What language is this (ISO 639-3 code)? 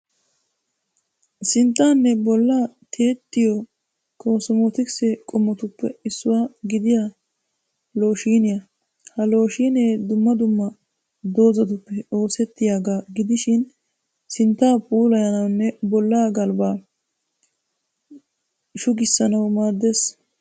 wal